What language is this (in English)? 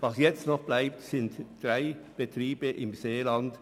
Swiss German